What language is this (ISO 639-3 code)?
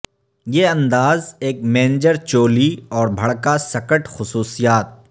urd